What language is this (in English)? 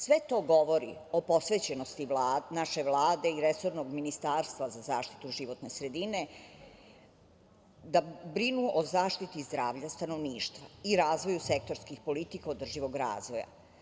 Serbian